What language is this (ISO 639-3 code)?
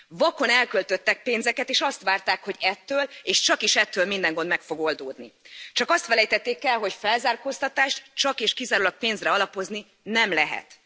hun